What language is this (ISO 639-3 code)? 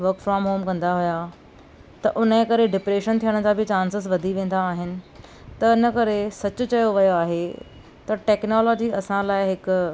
snd